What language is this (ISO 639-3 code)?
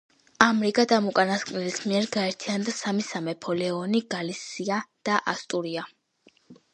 kat